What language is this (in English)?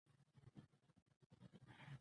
Pashto